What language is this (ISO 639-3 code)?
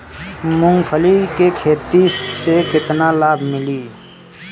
bho